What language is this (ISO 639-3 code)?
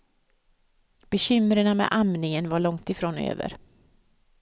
swe